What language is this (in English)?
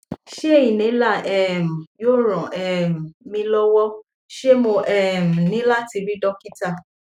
Yoruba